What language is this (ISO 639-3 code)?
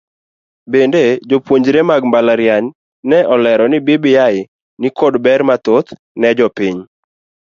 luo